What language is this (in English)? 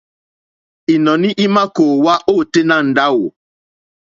Mokpwe